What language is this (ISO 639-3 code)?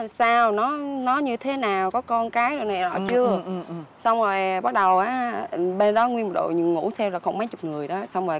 vie